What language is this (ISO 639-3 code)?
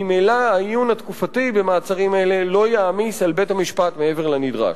heb